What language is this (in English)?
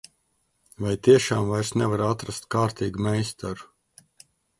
Latvian